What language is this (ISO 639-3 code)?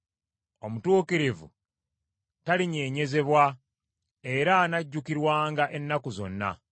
lug